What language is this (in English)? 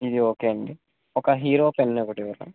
Telugu